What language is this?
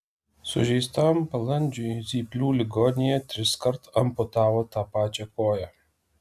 Lithuanian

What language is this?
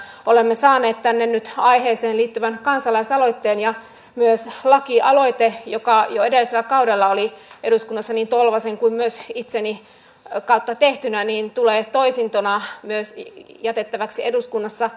Finnish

